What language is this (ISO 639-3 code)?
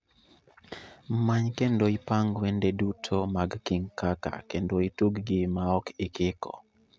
luo